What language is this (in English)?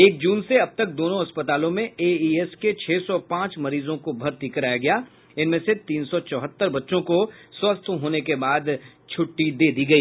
Hindi